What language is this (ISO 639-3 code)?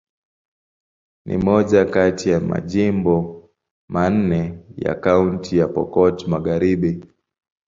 swa